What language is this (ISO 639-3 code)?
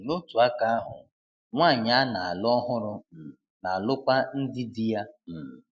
ibo